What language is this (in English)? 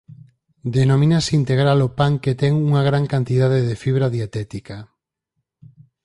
Galician